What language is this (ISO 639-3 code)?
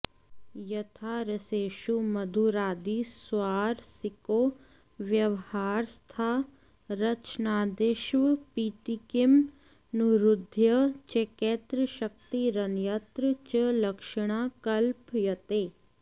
san